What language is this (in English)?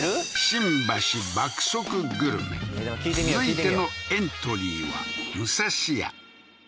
Japanese